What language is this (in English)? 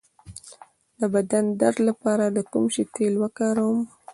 Pashto